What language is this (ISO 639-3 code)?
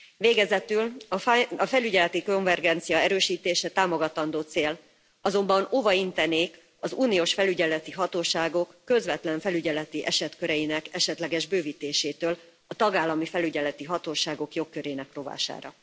hun